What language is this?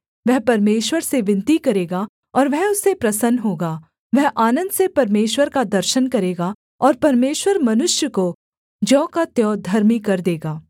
Hindi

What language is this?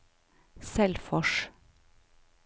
Norwegian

